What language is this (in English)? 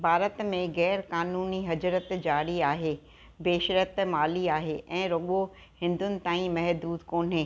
Sindhi